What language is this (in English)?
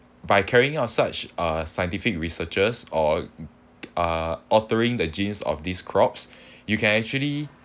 English